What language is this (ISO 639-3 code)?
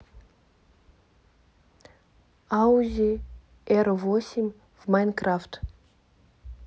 rus